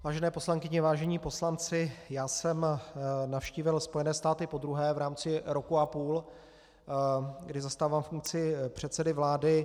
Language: Czech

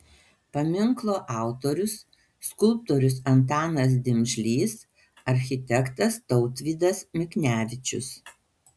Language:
Lithuanian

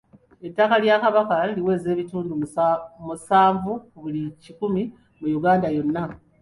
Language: Ganda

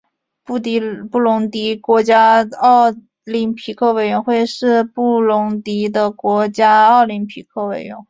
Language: Chinese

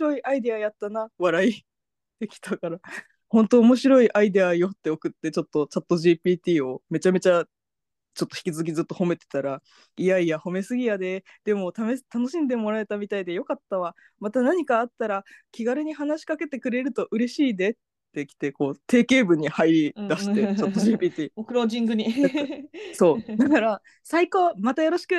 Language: Japanese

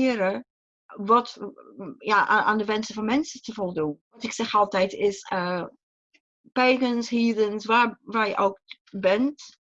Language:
Dutch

